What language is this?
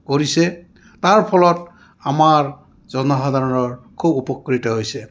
Assamese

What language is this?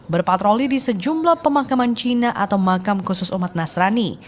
Indonesian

